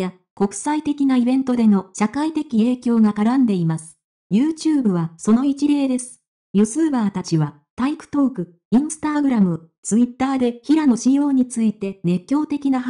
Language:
Japanese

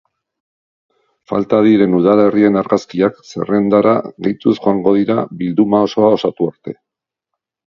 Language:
Basque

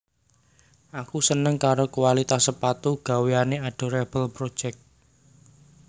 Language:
Javanese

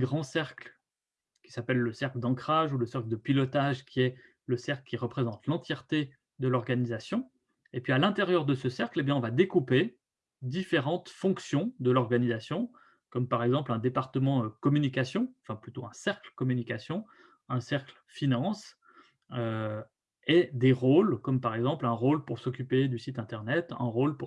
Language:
French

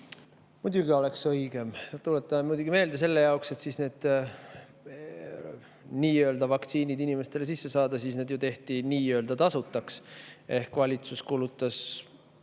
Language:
Estonian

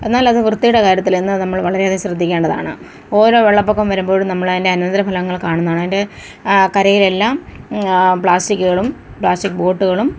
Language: Malayalam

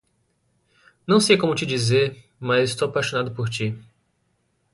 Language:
Portuguese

